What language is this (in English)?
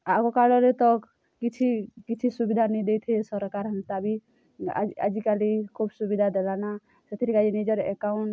Odia